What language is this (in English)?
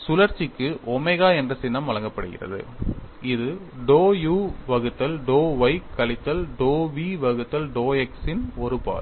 Tamil